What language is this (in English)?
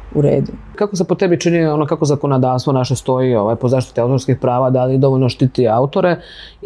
Croatian